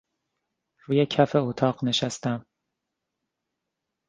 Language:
Persian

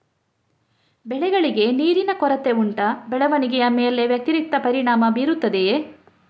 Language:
Kannada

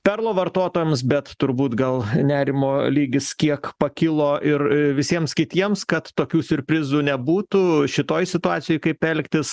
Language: Lithuanian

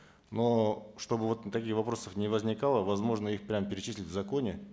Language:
Kazakh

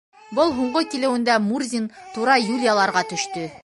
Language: Bashkir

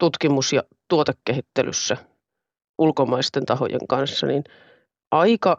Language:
Finnish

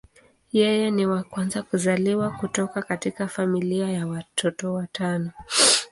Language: Swahili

